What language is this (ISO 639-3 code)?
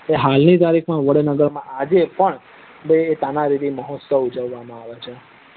guj